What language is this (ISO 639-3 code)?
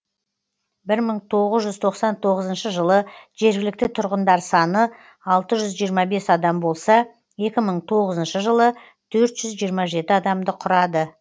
kaz